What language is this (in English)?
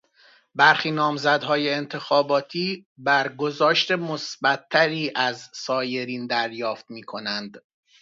Persian